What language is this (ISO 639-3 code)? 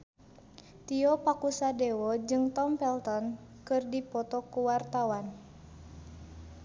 sun